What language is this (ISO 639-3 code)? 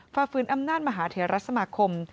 tha